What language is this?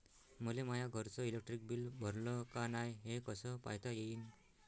Marathi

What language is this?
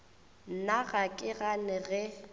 Northern Sotho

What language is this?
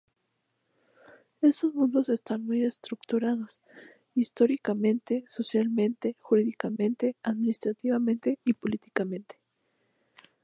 Spanish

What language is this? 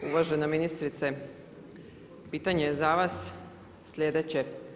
Croatian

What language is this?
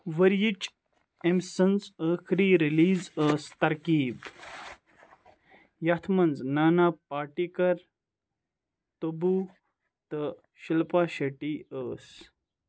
Kashmiri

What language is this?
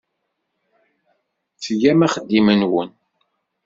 Kabyle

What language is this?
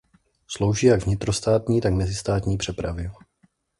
Czech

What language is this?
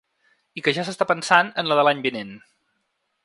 Catalan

